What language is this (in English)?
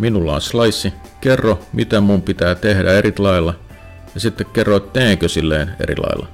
Finnish